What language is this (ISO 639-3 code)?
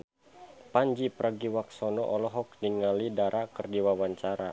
sun